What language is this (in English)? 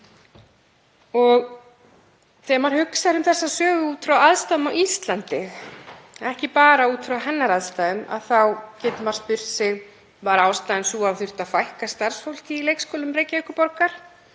Icelandic